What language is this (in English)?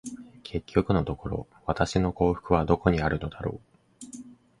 Japanese